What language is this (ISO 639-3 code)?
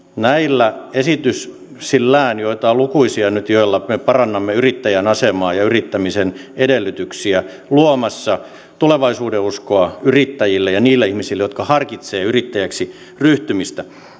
fin